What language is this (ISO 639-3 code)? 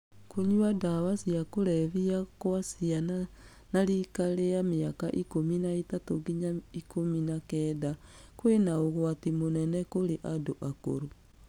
kik